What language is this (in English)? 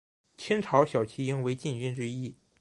Chinese